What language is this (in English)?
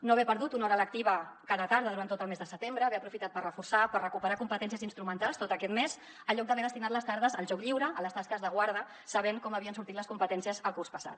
Catalan